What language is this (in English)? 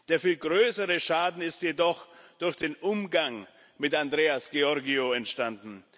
German